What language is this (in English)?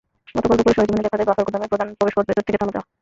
Bangla